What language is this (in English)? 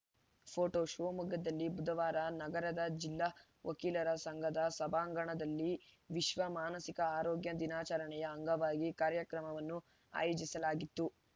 Kannada